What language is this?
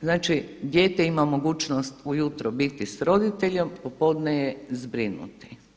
Croatian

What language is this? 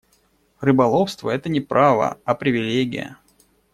Russian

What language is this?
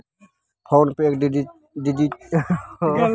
Maithili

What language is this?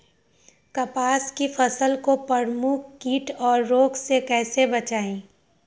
Magahi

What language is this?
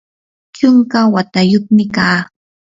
Yanahuanca Pasco Quechua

